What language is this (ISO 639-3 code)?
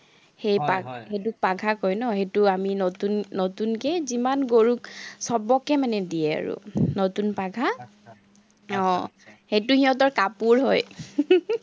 asm